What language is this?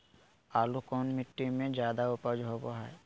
Magahi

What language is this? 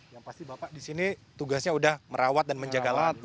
Indonesian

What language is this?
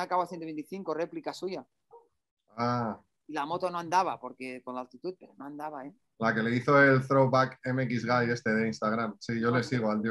Spanish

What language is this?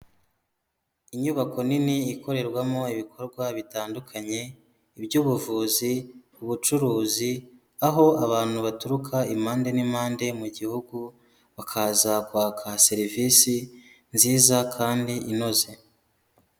Kinyarwanda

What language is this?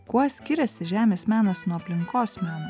Lithuanian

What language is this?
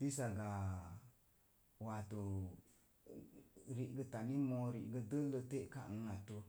Mom Jango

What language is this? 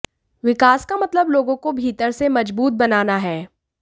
Hindi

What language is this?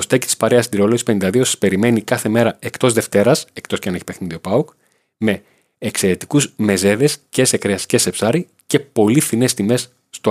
Greek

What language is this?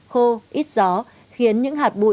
Vietnamese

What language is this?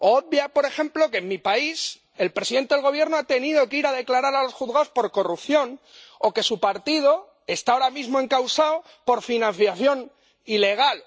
Spanish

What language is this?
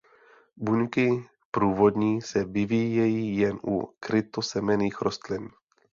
Czech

